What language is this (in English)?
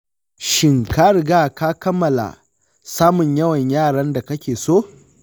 Hausa